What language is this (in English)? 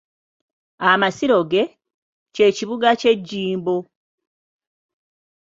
Ganda